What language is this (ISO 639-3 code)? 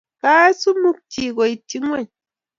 kln